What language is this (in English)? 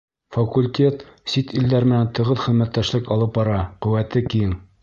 Bashkir